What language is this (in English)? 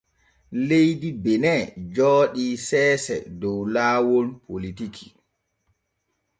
Borgu Fulfulde